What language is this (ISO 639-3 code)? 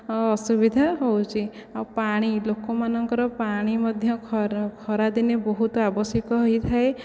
ori